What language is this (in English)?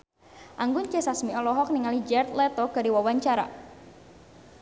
Sundanese